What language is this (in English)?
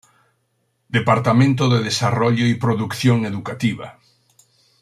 Spanish